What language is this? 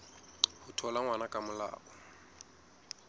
Southern Sotho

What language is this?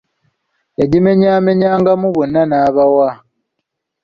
Ganda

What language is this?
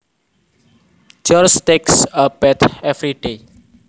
Javanese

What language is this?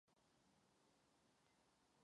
Czech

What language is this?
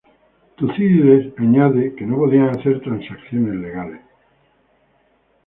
Spanish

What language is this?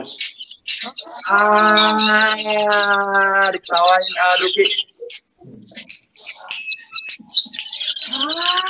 Indonesian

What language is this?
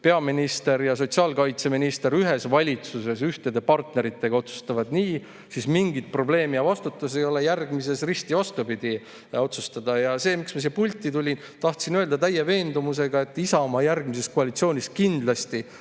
Estonian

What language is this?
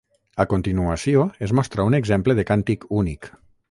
Catalan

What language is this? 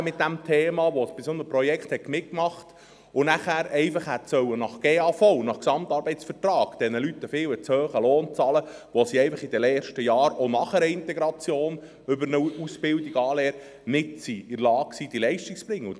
Swiss German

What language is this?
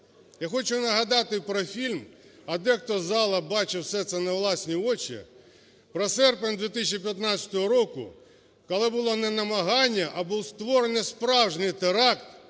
Ukrainian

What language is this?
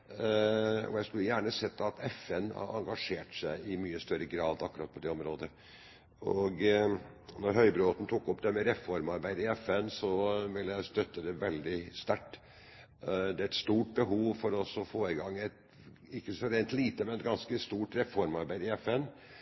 Norwegian Bokmål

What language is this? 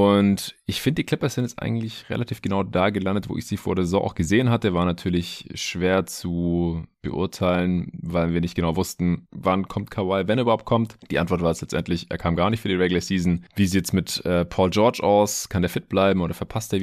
German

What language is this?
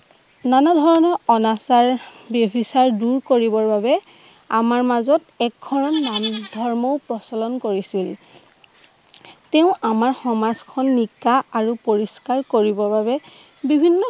Assamese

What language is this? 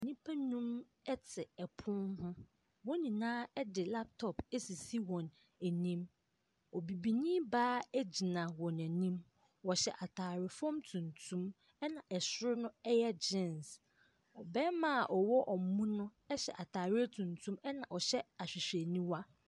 Akan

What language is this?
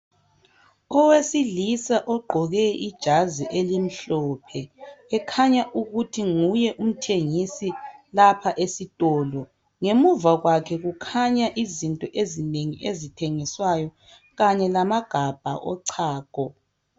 North Ndebele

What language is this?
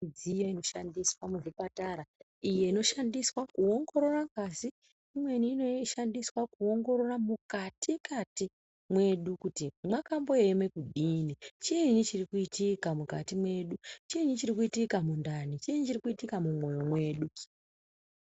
Ndau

